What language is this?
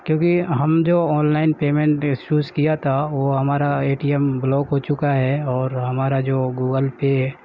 Urdu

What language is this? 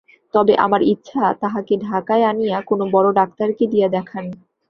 Bangla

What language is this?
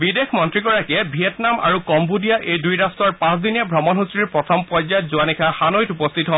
Assamese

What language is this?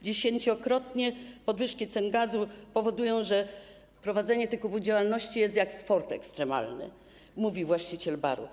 Polish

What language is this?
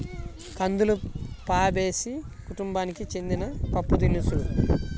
Telugu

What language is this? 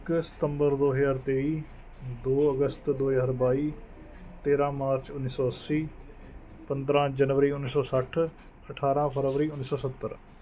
Punjabi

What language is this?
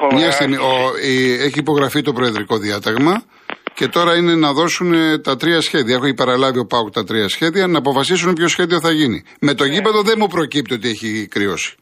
Greek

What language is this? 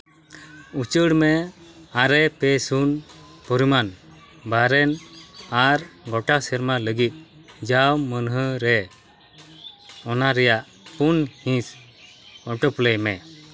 Santali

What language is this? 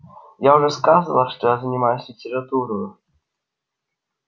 Russian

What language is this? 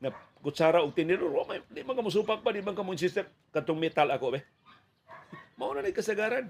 Filipino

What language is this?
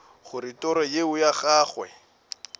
Northern Sotho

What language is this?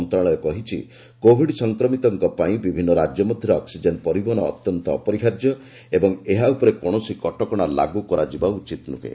Odia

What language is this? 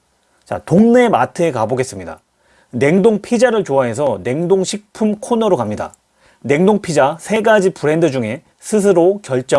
Korean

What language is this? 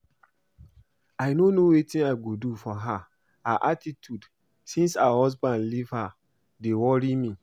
Nigerian Pidgin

